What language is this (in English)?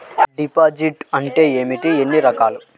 Telugu